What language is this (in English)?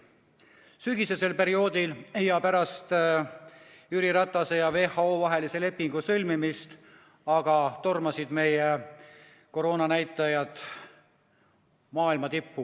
Estonian